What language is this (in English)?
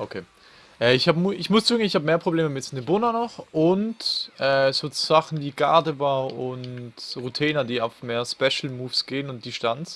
German